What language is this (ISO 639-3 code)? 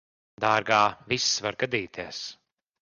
lav